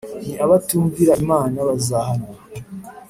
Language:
Kinyarwanda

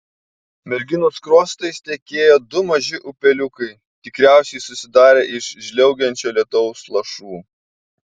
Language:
Lithuanian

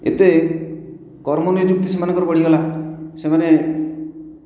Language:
Odia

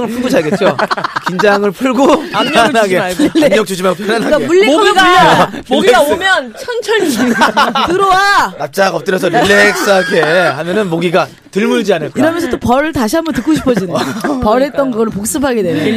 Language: Korean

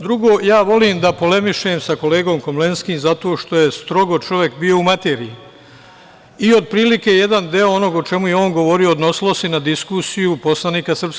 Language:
Serbian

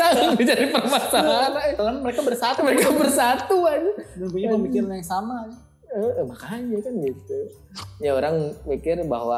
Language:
Indonesian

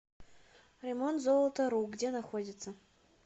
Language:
Russian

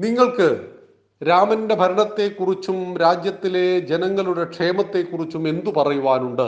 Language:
Malayalam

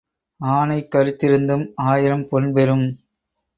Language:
Tamil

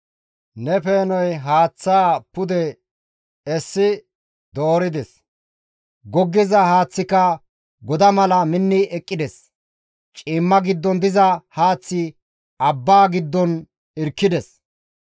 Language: Gamo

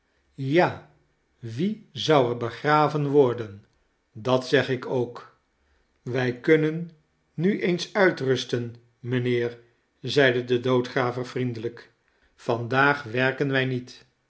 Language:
Dutch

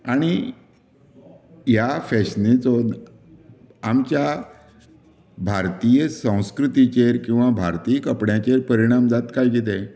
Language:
Konkani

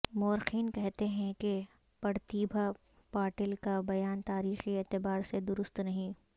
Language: Urdu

